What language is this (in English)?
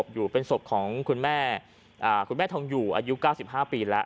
Thai